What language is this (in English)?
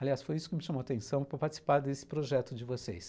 Portuguese